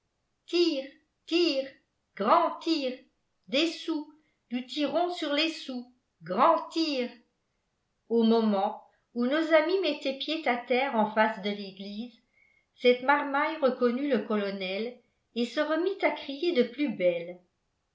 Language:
French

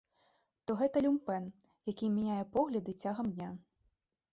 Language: Belarusian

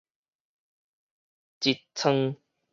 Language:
Min Nan Chinese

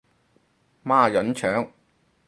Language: Cantonese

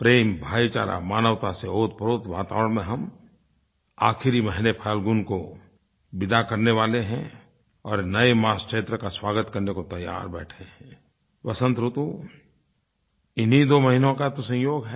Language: Hindi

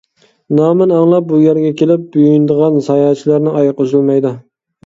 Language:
Uyghur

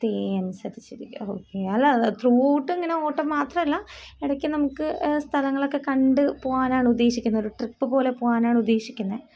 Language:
Malayalam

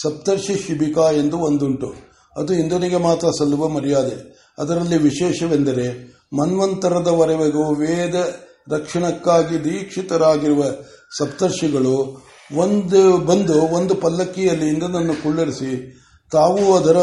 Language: Kannada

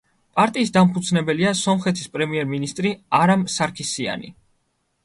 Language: Georgian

